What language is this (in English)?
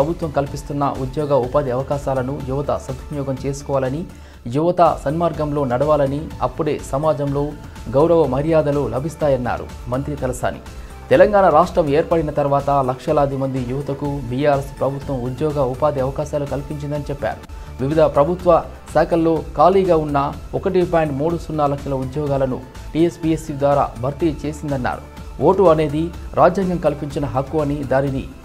Indonesian